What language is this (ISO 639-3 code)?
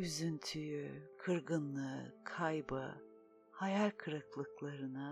tur